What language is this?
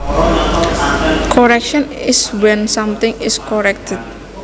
Javanese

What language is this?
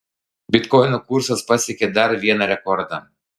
Lithuanian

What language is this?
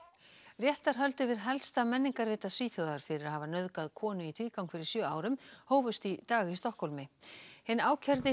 Icelandic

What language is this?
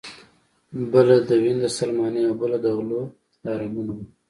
Pashto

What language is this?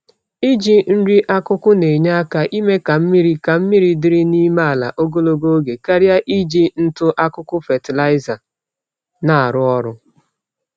Igbo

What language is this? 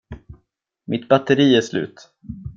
Swedish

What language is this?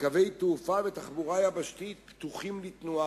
Hebrew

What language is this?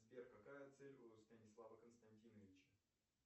Russian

